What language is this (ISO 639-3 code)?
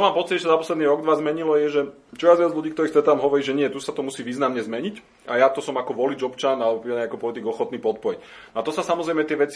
slk